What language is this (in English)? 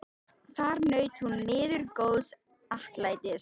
Icelandic